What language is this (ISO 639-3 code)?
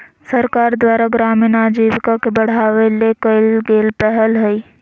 mag